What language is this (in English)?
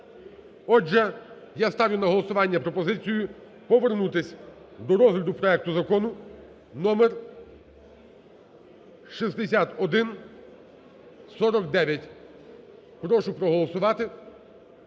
Ukrainian